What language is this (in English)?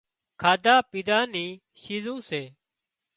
Wadiyara Koli